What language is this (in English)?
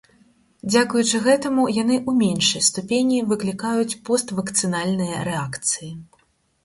Belarusian